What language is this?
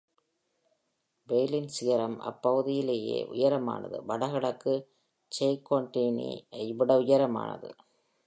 Tamil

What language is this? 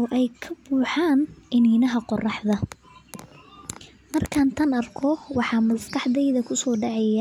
Somali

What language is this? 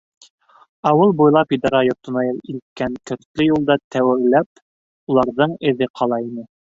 Bashkir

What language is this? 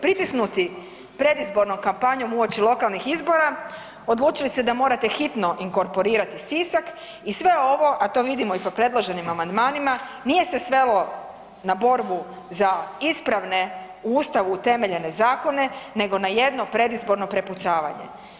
Croatian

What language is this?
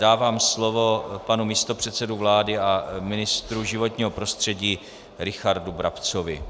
Czech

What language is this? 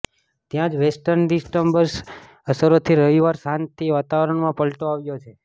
Gujarati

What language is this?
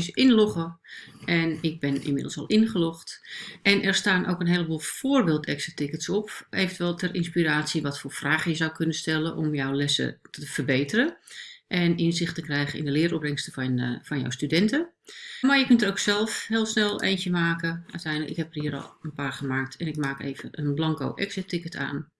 Dutch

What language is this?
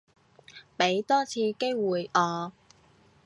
Cantonese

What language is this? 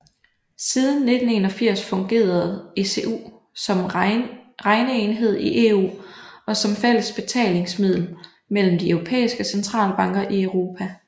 Danish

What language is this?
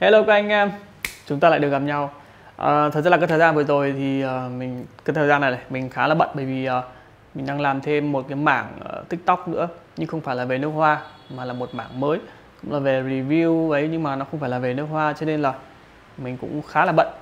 Vietnamese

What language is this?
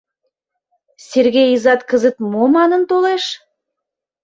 Mari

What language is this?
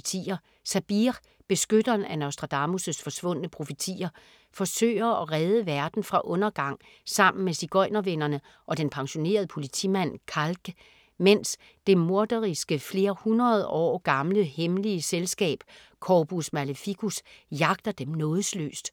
Danish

